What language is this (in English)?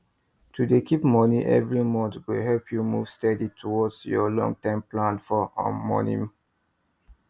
Nigerian Pidgin